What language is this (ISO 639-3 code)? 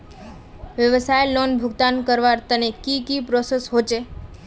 mag